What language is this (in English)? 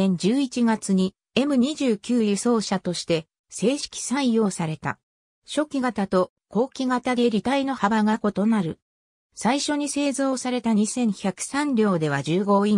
Japanese